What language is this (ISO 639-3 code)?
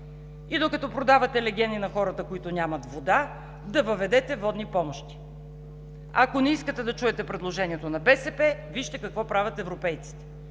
bul